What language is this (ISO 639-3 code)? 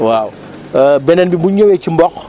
wol